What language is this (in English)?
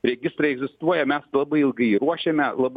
Lithuanian